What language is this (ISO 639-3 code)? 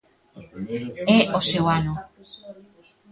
glg